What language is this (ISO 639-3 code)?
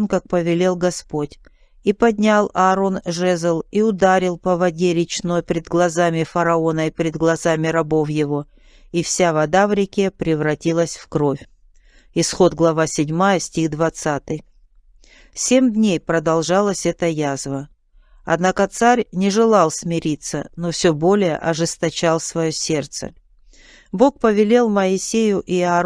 rus